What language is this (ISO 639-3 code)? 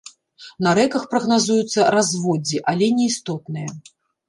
bel